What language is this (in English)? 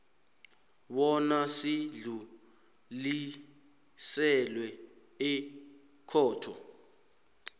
South Ndebele